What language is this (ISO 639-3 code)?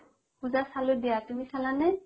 asm